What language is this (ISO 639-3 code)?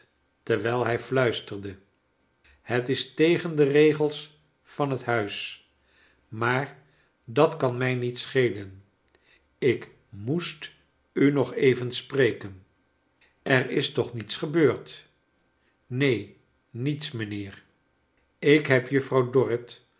nld